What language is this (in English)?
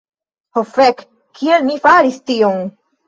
Esperanto